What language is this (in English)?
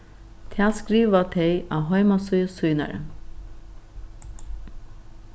Faroese